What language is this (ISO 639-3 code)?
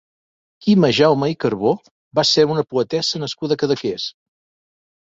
cat